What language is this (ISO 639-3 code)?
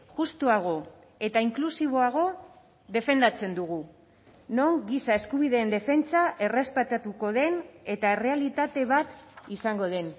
eus